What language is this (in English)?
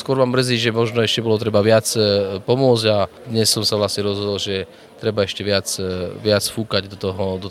Slovak